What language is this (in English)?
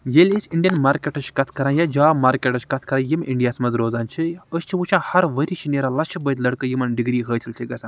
Kashmiri